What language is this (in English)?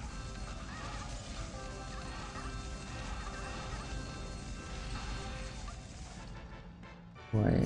Thai